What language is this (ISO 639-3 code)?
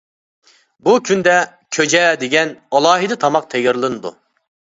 uig